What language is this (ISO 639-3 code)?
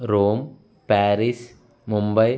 tel